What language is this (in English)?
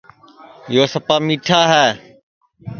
Sansi